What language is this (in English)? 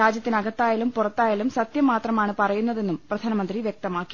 Malayalam